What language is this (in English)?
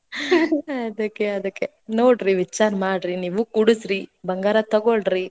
Kannada